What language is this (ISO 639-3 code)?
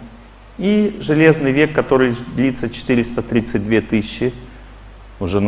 rus